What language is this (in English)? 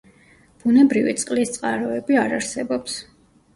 Georgian